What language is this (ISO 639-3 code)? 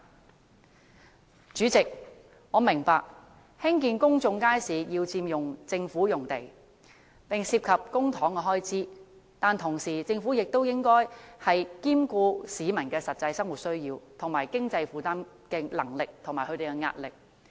yue